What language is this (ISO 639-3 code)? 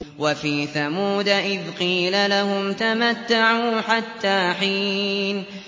ara